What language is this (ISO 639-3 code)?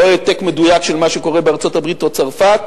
heb